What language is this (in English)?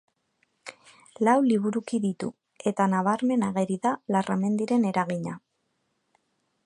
Basque